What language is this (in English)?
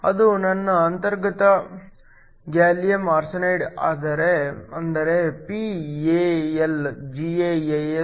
Kannada